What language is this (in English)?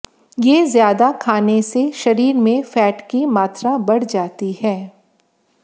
Hindi